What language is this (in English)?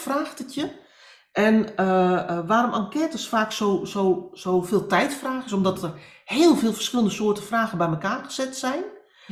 Dutch